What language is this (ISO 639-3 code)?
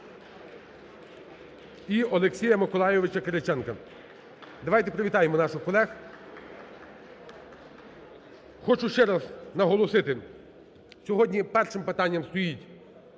ukr